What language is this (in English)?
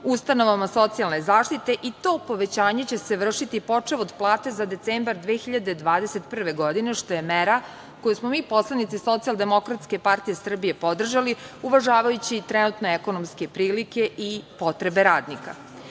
Serbian